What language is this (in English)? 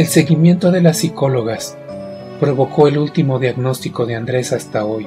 Spanish